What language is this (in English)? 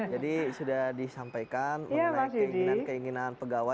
Indonesian